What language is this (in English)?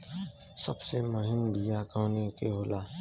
Bhojpuri